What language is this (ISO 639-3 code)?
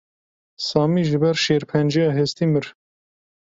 kur